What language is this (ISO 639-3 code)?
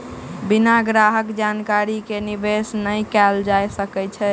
mai